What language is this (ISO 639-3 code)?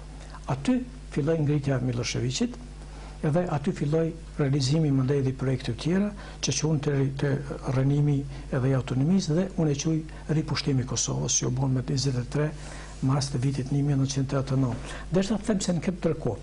ron